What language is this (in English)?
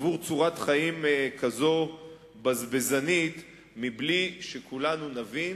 Hebrew